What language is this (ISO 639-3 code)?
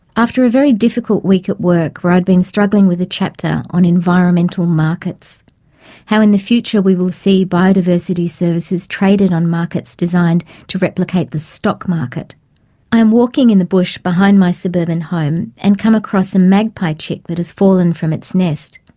eng